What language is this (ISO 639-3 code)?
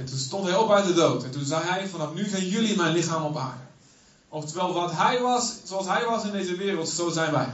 nld